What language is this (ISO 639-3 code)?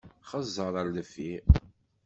kab